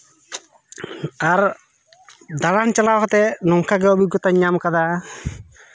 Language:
Santali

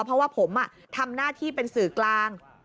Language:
Thai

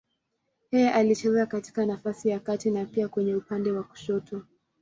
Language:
Swahili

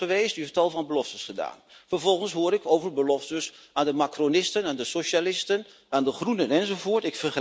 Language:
Dutch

